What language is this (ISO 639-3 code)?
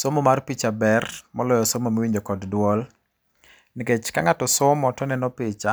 luo